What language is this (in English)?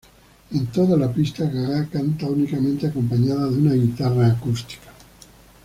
Spanish